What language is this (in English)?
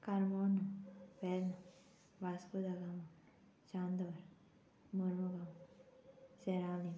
Konkani